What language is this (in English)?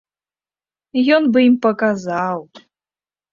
Belarusian